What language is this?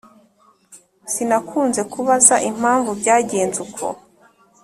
Kinyarwanda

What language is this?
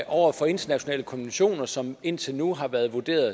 Danish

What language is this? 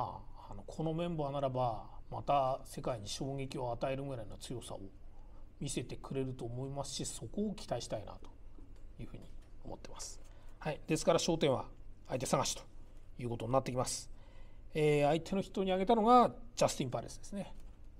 Japanese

